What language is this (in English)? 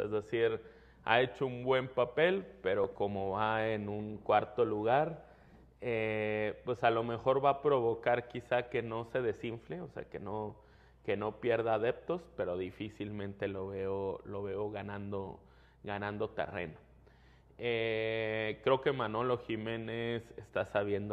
Spanish